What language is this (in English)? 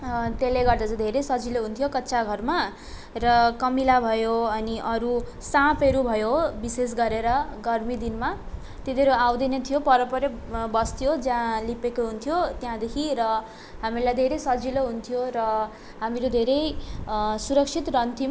Nepali